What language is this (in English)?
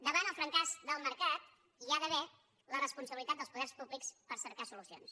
Catalan